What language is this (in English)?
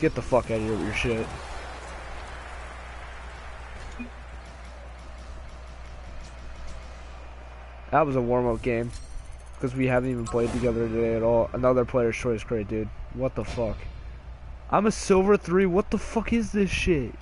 English